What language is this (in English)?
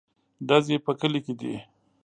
Pashto